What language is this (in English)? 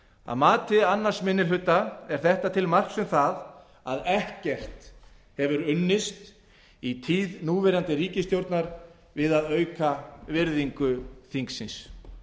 Icelandic